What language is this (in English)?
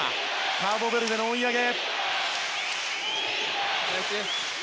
Japanese